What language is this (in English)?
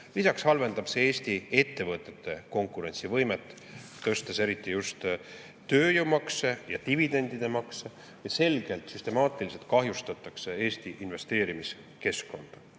Estonian